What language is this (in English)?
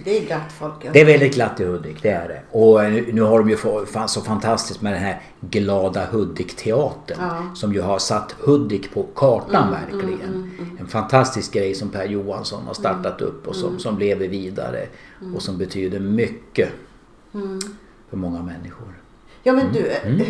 Swedish